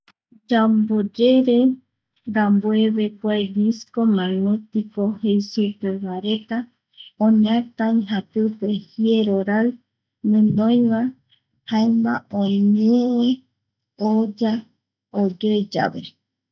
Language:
Eastern Bolivian Guaraní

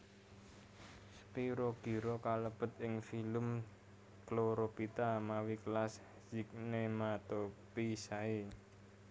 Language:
Javanese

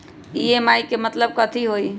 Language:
Magahi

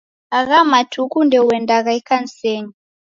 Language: Taita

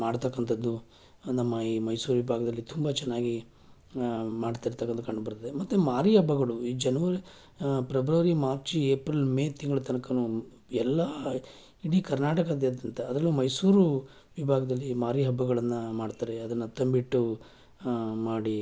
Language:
Kannada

